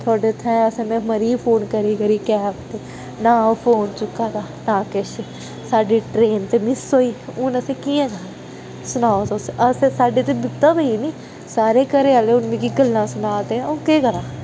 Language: Dogri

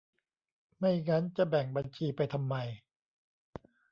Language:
Thai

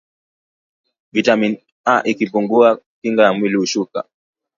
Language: Swahili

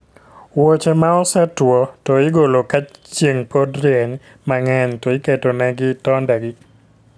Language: Luo (Kenya and Tanzania)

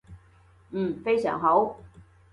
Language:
Cantonese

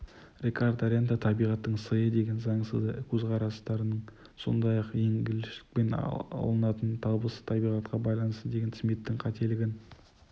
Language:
Kazakh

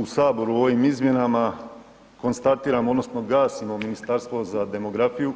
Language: Croatian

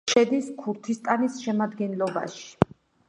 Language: Georgian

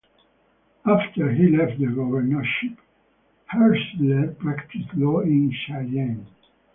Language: English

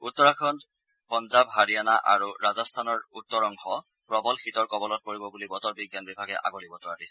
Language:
Assamese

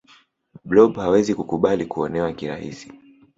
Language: Swahili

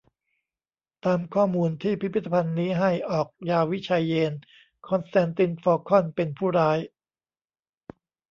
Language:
Thai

